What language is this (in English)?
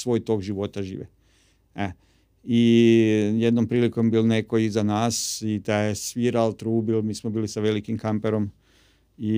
Croatian